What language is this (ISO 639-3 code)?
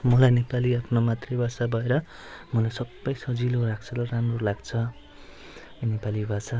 nep